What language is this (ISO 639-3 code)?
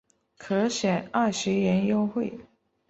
zho